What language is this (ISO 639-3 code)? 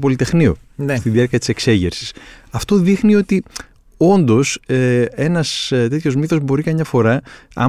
ell